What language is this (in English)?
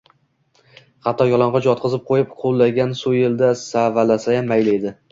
Uzbek